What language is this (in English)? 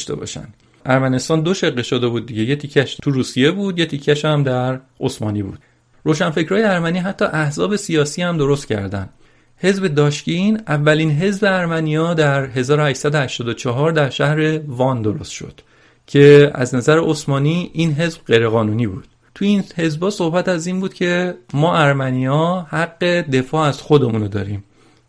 Persian